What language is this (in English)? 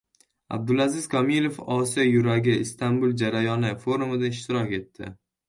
Uzbek